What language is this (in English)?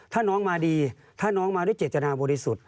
Thai